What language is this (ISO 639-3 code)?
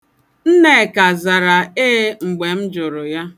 ibo